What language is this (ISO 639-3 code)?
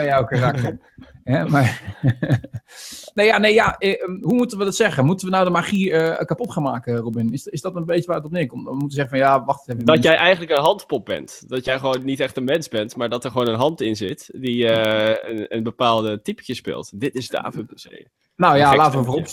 nld